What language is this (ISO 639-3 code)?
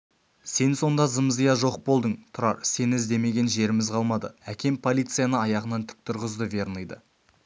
kaz